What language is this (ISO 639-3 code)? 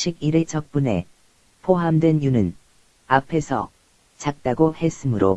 kor